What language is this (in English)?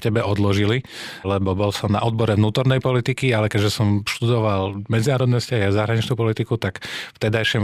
Slovak